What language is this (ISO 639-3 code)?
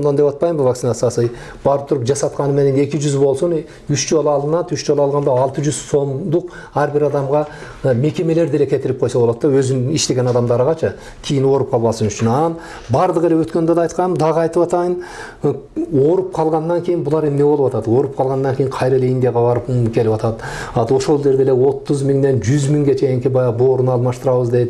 tur